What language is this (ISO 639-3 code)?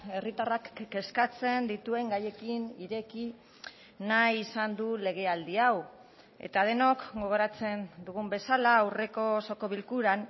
eus